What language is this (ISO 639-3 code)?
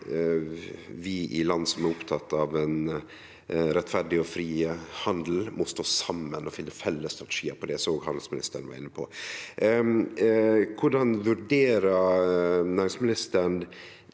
nor